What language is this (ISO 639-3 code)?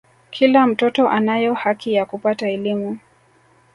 swa